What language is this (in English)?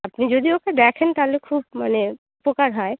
Bangla